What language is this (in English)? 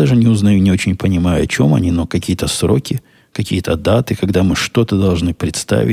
Russian